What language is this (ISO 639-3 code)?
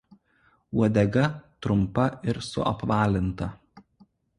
lit